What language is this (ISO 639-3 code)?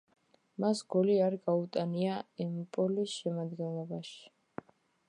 kat